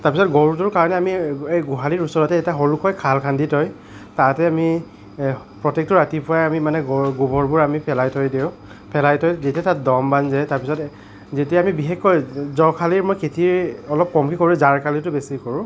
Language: Assamese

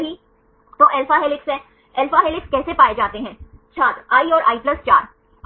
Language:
Hindi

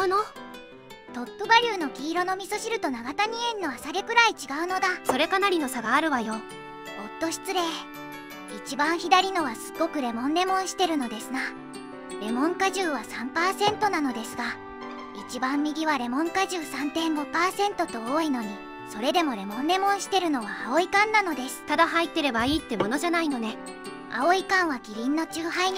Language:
Japanese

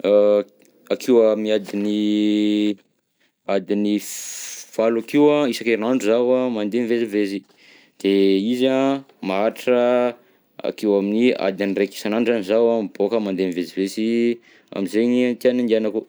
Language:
Southern Betsimisaraka Malagasy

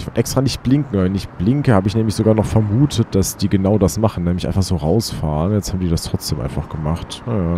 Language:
German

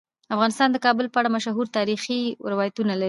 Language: Pashto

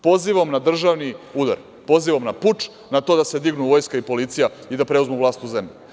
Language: Serbian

